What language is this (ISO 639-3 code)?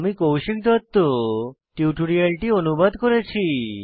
ben